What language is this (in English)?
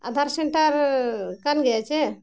Santali